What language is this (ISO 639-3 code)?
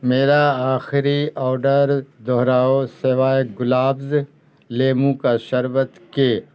urd